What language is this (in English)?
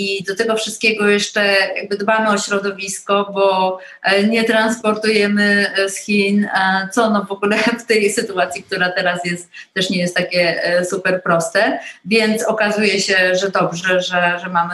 Polish